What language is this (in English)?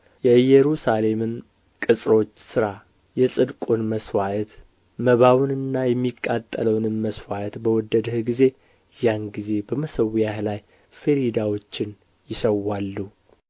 Amharic